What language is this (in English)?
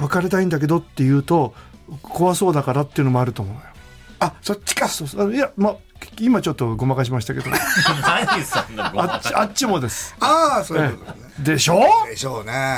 Japanese